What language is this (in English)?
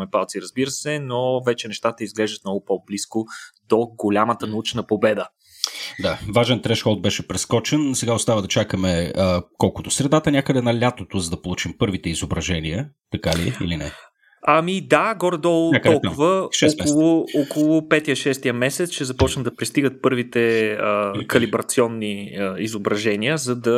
Bulgarian